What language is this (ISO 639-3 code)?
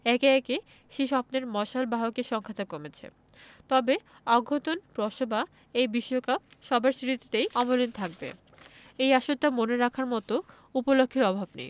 ben